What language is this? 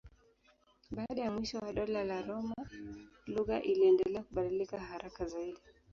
Swahili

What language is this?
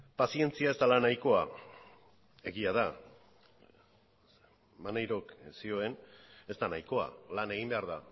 Basque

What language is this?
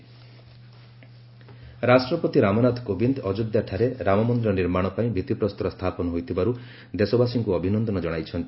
Odia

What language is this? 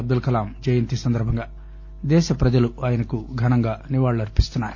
Telugu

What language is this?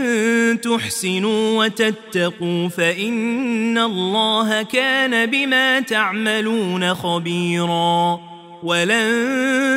Arabic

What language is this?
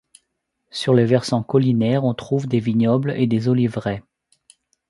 French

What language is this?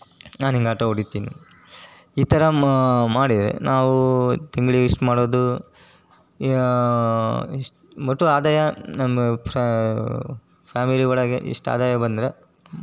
Kannada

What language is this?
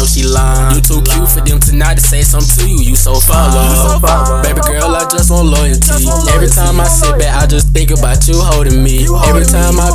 English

